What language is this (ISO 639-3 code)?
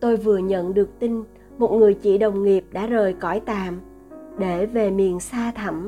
vie